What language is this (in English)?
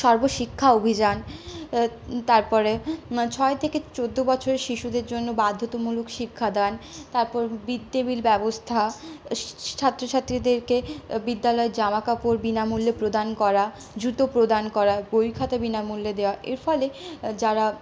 Bangla